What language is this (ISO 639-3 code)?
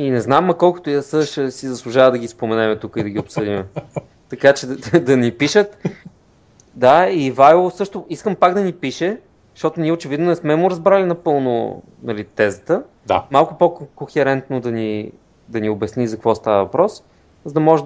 bul